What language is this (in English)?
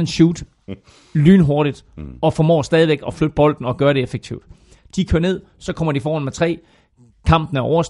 Danish